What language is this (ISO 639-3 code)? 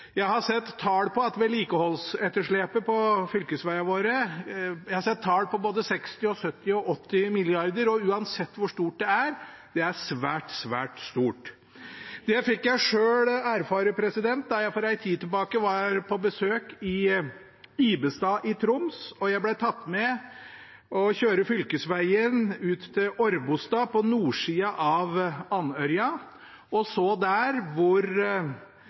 nob